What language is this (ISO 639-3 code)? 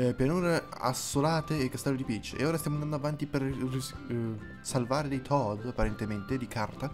ita